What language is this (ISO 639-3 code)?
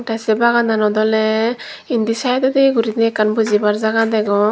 ccp